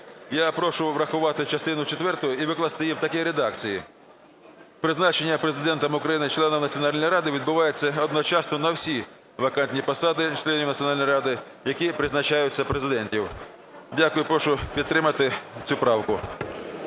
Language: Ukrainian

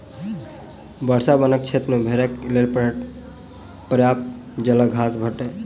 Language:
Maithili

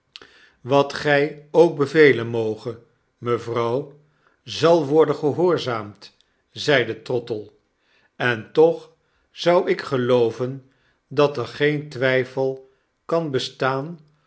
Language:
Dutch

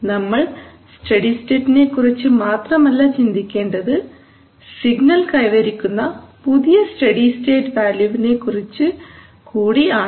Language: Malayalam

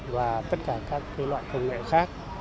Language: Vietnamese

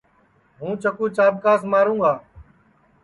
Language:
Sansi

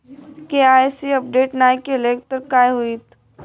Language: Marathi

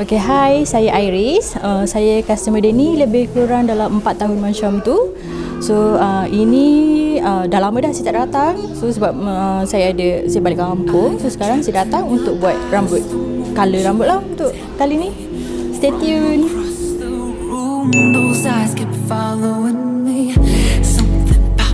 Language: Malay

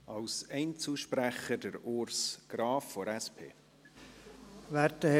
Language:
Swiss German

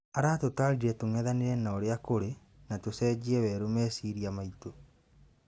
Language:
Kikuyu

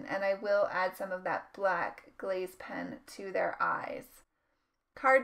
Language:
English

